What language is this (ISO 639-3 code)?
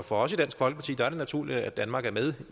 dan